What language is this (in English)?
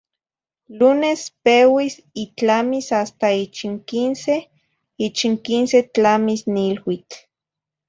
Zacatlán-Ahuacatlán-Tepetzintla Nahuatl